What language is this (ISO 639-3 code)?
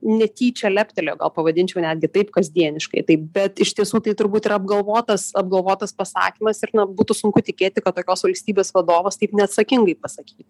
lit